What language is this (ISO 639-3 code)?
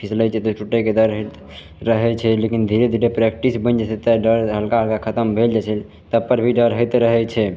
mai